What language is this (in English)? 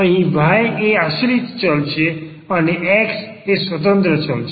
Gujarati